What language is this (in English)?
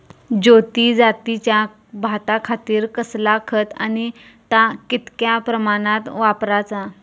Marathi